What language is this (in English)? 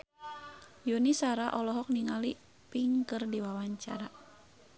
Sundanese